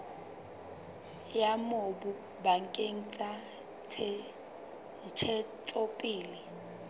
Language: Southern Sotho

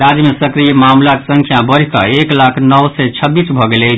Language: Maithili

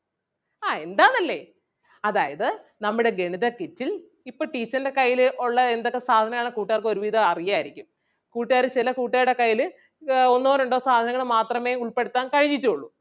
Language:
Malayalam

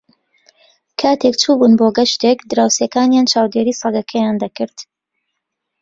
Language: Central Kurdish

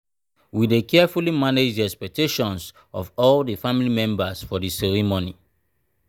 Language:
Nigerian Pidgin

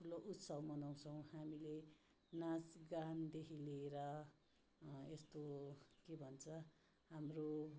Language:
Nepali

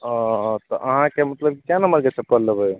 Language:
Maithili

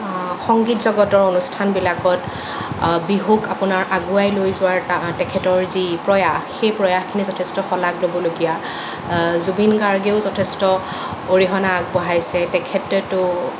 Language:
Assamese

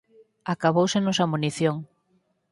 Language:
Galician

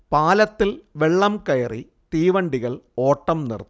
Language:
Malayalam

